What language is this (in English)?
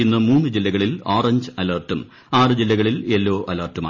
Malayalam